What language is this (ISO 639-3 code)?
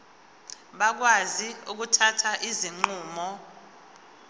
zul